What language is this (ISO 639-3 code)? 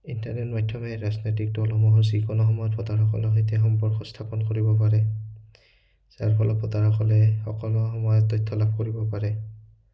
asm